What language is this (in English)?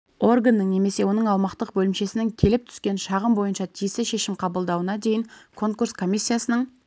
Kazakh